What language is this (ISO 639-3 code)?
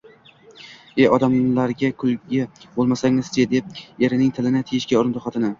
uzb